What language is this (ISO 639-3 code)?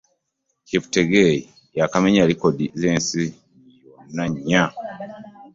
lug